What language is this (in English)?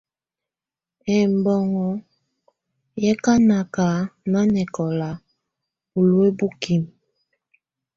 Tunen